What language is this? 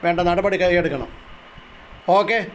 Malayalam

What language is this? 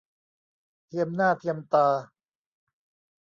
Thai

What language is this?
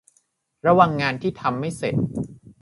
Thai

